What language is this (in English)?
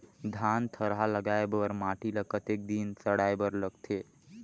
Chhattisgarhi